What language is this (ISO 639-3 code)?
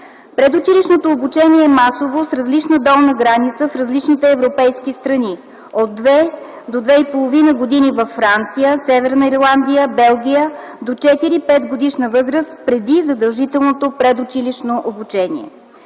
bul